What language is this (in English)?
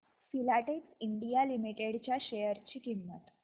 Marathi